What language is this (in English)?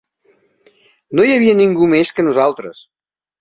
Catalan